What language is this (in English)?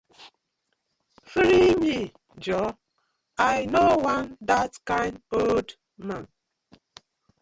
Nigerian Pidgin